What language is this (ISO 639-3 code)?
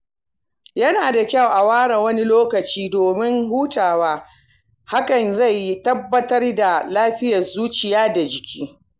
hau